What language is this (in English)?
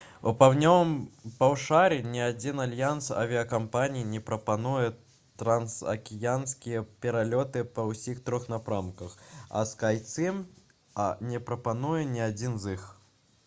Belarusian